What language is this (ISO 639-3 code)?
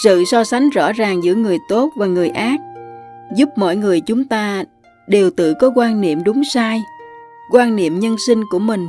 vie